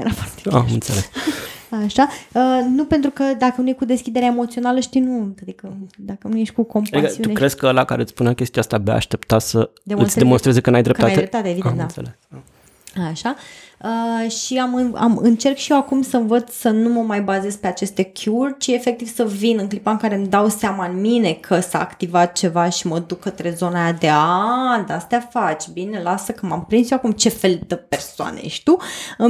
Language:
Romanian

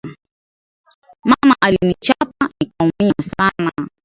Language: Swahili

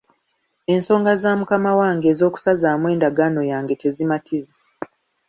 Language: Ganda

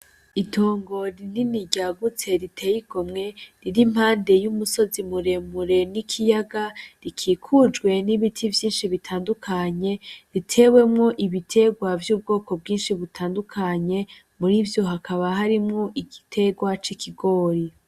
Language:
Rundi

